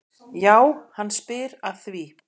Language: Icelandic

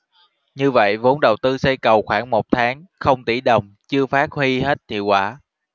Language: Vietnamese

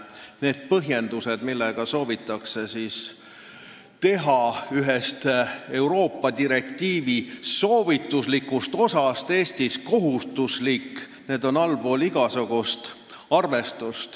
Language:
Estonian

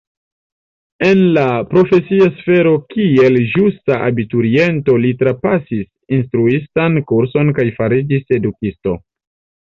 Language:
Esperanto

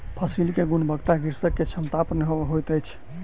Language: Maithili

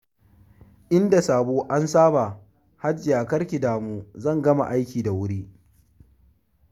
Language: Hausa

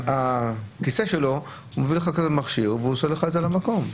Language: Hebrew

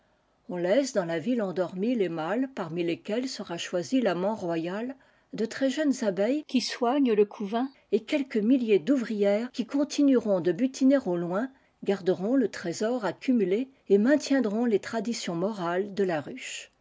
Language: French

